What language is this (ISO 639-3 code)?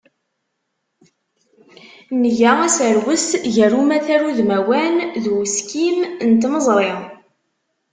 kab